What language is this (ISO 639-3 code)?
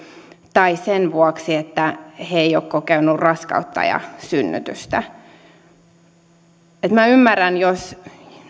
fin